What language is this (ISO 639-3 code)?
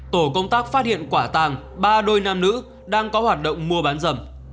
vie